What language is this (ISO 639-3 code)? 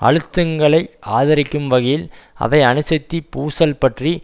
tam